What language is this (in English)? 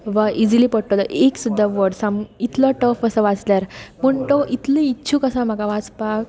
Konkani